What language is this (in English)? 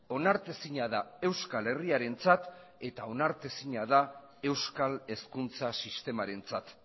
Basque